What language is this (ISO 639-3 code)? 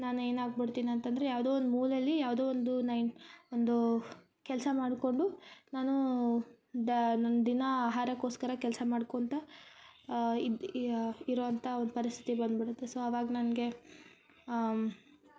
kan